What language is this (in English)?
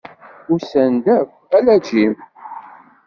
Kabyle